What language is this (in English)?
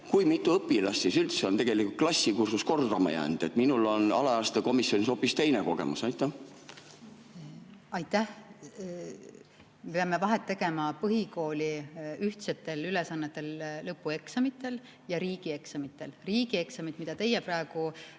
Estonian